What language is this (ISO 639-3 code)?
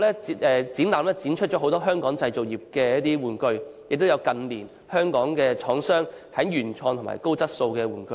yue